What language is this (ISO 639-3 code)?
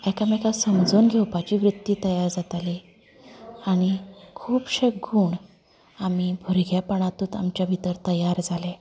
kok